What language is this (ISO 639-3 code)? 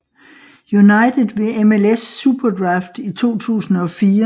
dan